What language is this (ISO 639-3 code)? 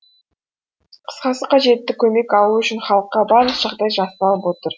kaz